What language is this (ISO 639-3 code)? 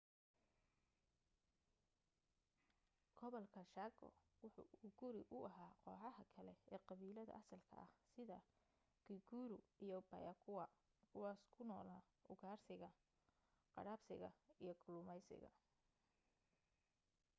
som